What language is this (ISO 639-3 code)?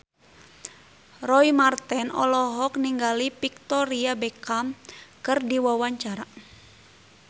sun